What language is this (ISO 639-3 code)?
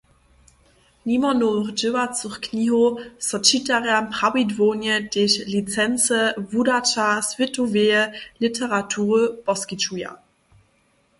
hsb